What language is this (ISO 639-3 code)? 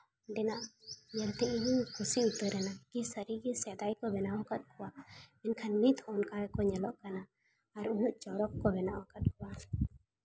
sat